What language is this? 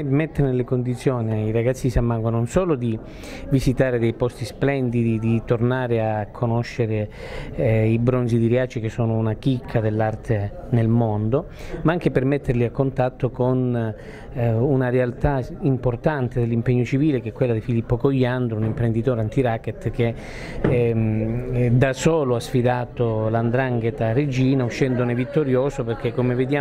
Italian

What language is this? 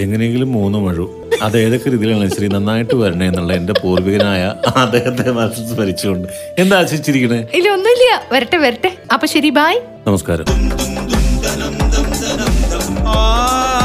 Malayalam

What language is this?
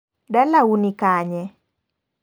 Luo (Kenya and Tanzania)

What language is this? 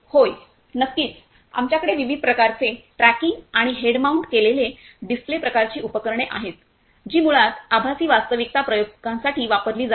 Marathi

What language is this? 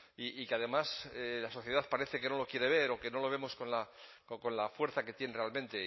Spanish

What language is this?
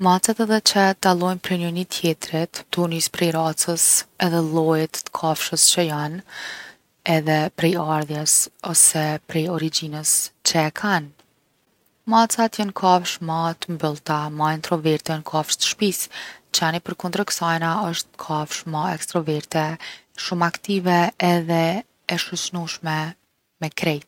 Gheg Albanian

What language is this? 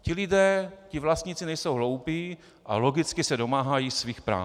Czech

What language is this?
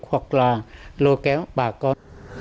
Vietnamese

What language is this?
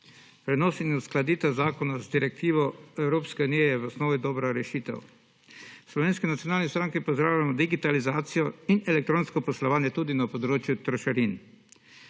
Slovenian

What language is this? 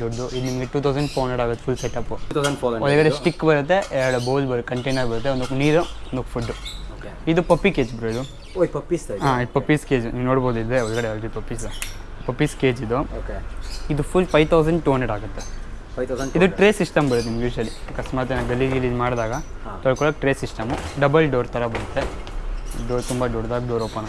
Kannada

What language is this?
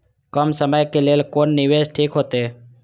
Maithili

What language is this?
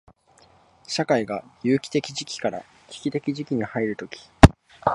Japanese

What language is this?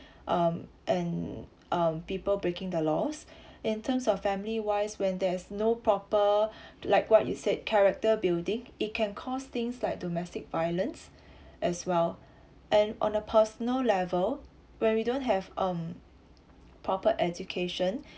English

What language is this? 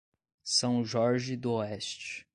Portuguese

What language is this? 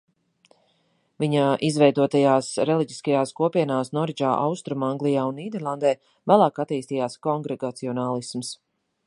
Latvian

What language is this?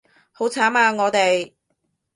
Cantonese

